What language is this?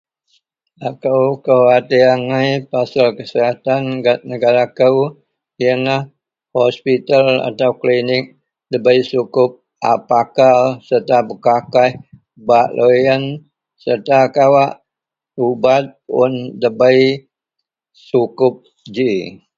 Central Melanau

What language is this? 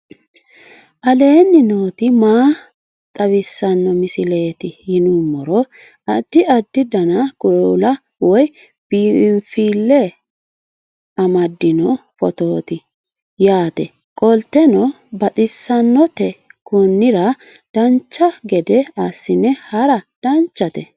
Sidamo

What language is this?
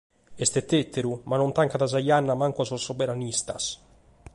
Sardinian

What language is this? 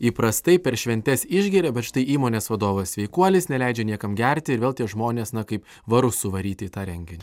Lithuanian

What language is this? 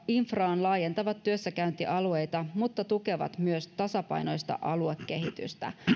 Finnish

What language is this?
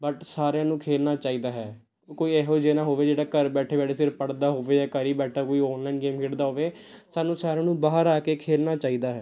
Punjabi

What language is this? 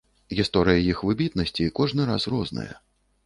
Belarusian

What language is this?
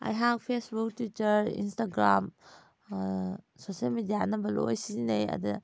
Manipuri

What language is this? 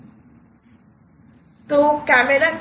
Bangla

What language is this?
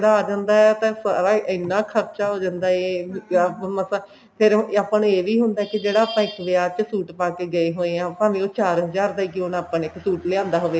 Punjabi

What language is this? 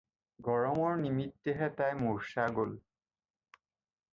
Assamese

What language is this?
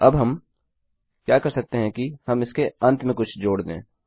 Hindi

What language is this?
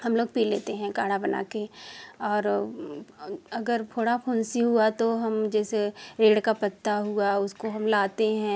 Hindi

